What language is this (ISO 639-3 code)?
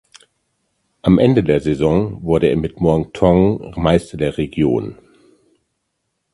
deu